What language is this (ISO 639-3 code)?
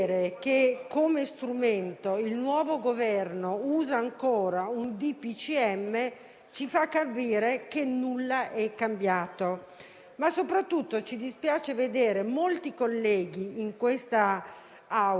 ita